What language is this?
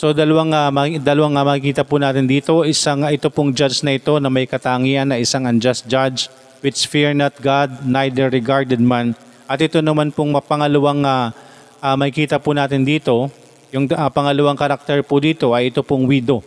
Filipino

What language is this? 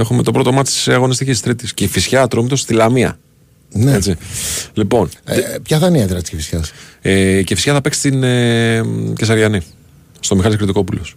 Greek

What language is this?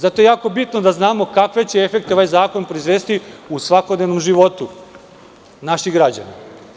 Serbian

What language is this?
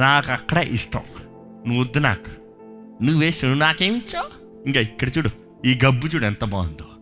Telugu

